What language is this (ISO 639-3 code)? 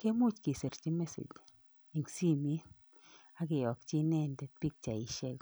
kln